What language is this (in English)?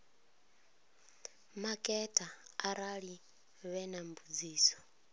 Venda